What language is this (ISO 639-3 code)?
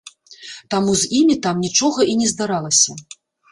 bel